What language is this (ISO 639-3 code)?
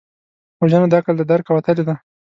pus